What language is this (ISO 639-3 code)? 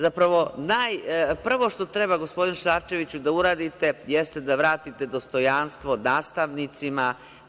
srp